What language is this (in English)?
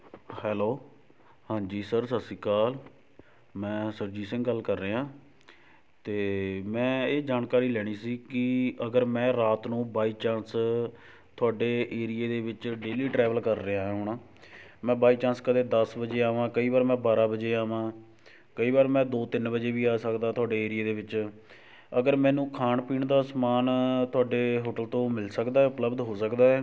Punjabi